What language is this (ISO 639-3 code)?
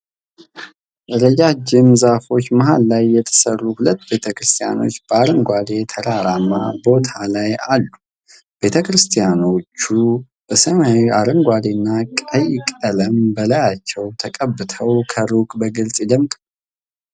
amh